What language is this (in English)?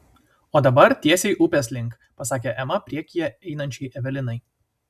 Lithuanian